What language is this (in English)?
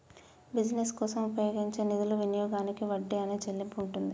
Telugu